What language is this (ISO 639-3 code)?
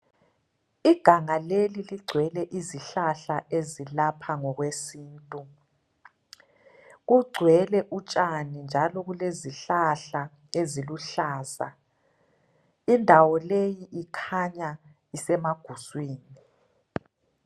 nde